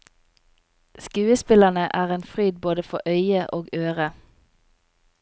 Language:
Norwegian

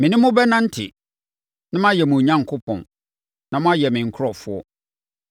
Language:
Akan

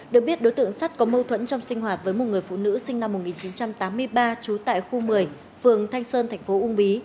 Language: Vietnamese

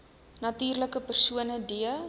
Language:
Afrikaans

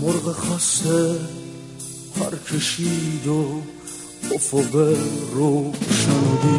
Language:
Persian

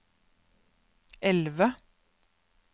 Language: Norwegian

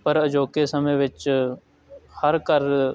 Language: Punjabi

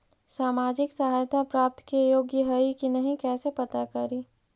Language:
Magahi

